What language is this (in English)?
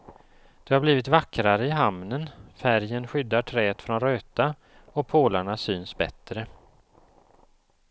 Swedish